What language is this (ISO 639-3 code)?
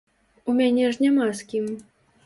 bel